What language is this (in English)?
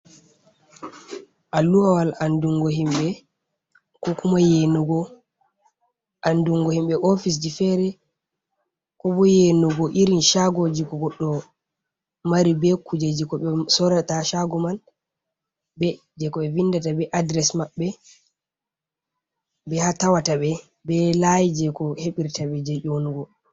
Fula